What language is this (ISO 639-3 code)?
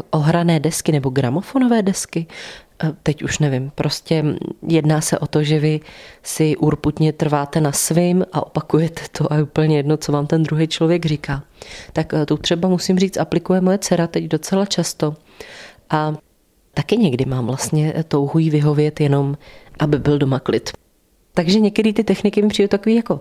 ces